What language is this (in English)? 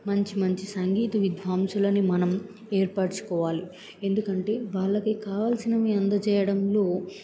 Telugu